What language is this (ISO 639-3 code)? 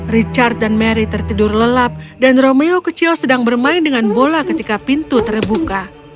ind